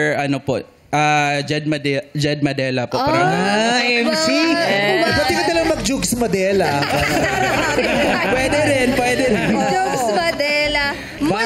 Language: Filipino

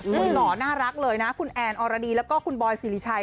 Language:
Thai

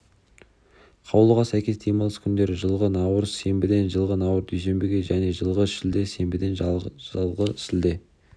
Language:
Kazakh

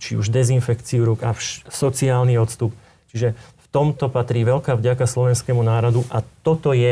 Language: Slovak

